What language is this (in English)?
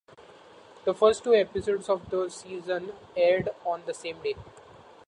English